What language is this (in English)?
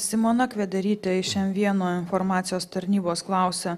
Lithuanian